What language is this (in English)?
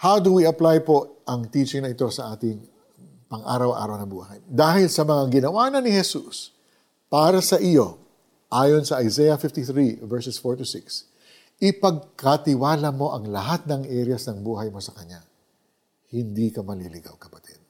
Filipino